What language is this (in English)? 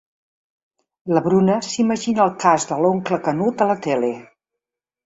Catalan